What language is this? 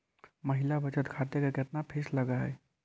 Magahi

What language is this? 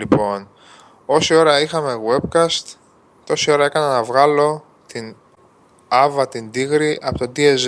Greek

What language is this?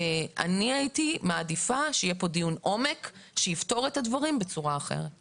Hebrew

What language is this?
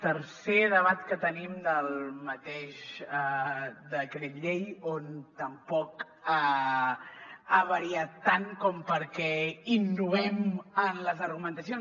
Catalan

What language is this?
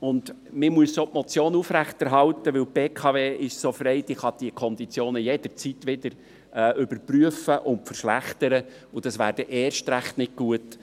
Swiss German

